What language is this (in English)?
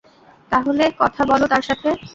Bangla